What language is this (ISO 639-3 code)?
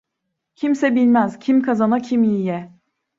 tur